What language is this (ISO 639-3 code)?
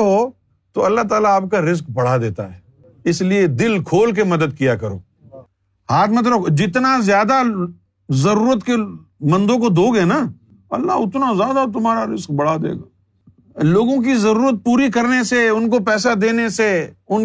urd